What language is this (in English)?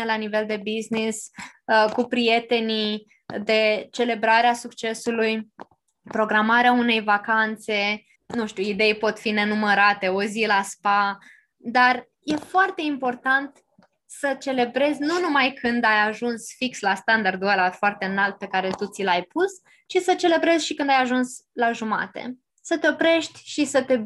Romanian